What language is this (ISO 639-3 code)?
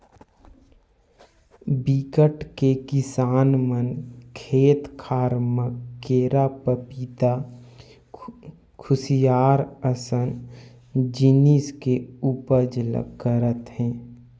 hne